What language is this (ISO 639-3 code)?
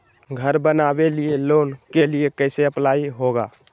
mag